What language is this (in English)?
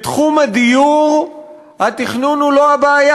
Hebrew